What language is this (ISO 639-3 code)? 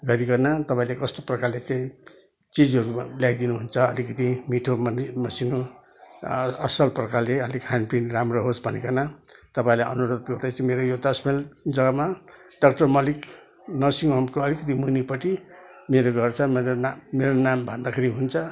nep